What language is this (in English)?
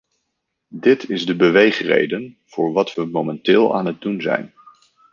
Dutch